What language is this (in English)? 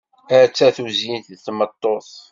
Kabyle